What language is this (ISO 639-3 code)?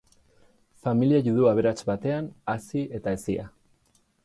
eus